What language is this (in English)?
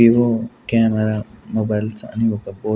Telugu